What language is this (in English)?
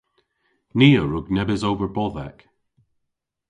Cornish